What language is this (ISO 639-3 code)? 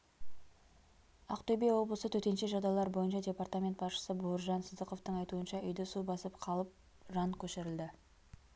kaz